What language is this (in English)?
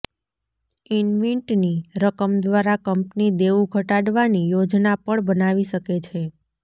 Gujarati